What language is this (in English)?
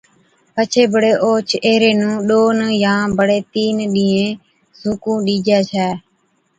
Od